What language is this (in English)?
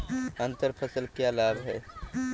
Hindi